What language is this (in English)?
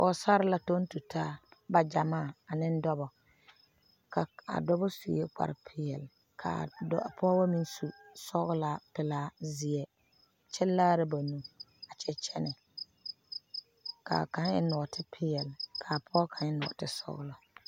Southern Dagaare